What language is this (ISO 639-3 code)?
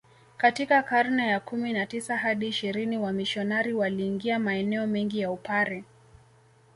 swa